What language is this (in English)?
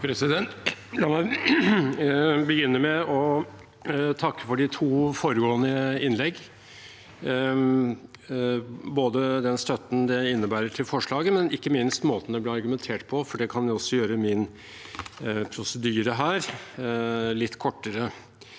Norwegian